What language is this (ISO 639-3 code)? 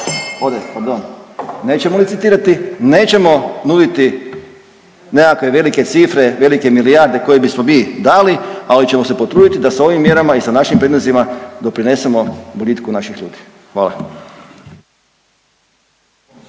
hrv